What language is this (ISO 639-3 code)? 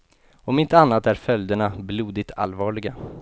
swe